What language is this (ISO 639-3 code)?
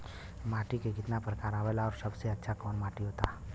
bho